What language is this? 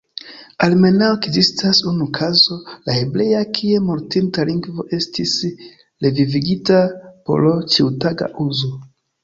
Esperanto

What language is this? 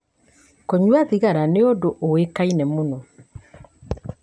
Kikuyu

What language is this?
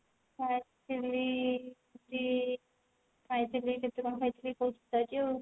Odia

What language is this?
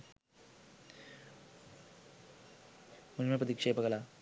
Sinhala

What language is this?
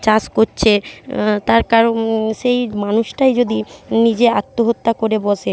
Bangla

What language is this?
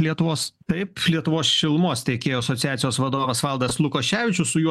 Lithuanian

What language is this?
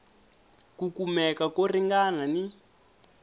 Tsonga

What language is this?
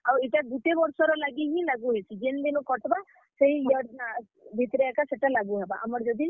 Odia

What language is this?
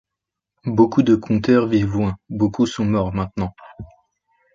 French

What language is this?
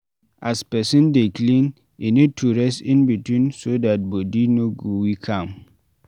Nigerian Pidgin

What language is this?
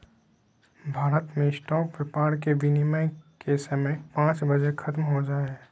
Magahi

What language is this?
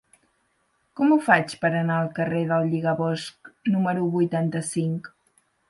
Catalan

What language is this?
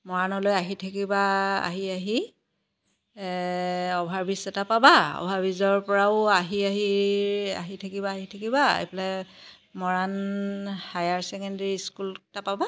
Assamese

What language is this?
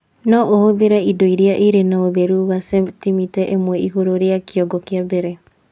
Kikuyu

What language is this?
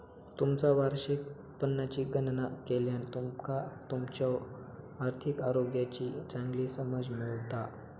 Marathi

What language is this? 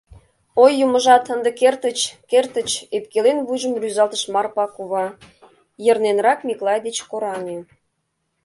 Mari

